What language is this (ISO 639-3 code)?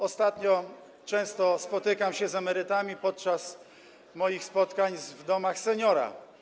pol